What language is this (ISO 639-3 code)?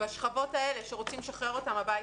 heb